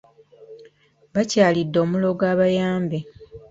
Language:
Ganda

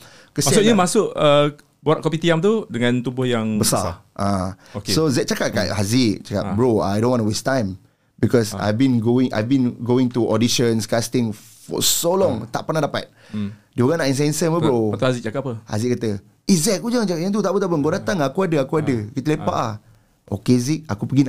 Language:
Malay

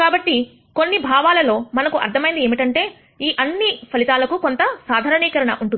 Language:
Telugu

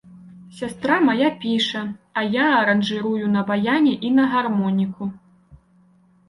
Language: Belarusian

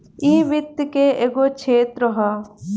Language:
Bhojpuri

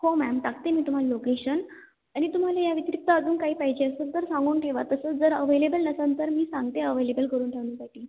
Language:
Marathi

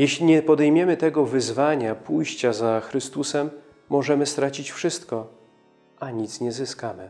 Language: Polish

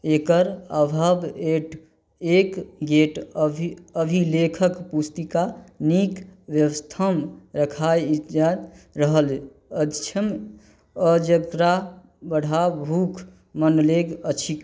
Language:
Maithili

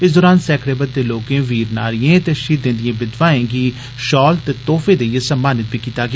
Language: Dogri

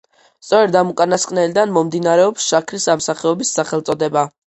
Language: Georgian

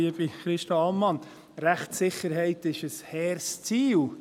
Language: Swiss German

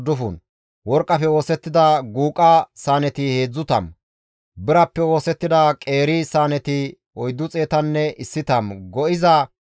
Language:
Gamo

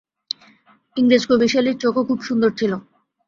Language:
Bangla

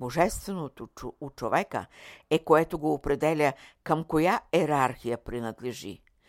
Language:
Bulgarian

